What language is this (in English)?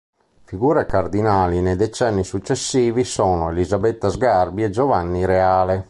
Italian